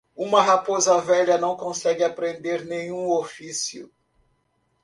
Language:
Portuguese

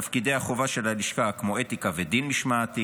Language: Hebrew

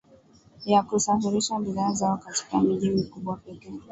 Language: Swahili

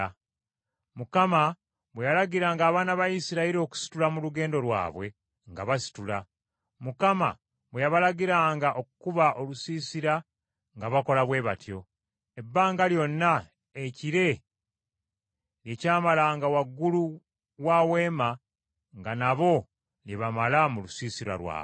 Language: Ganda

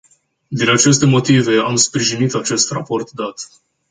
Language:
Romanian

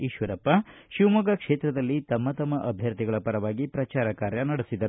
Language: Kannada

